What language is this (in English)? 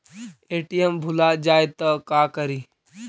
Magahi